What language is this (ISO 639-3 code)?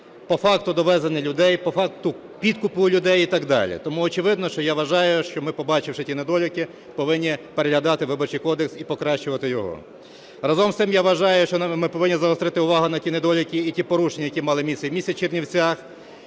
ukr